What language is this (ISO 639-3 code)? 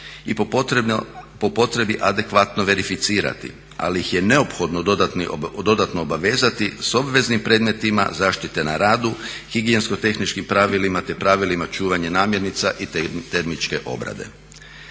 hrv